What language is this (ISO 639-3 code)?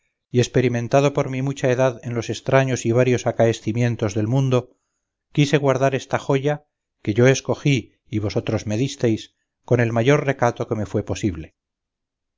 spa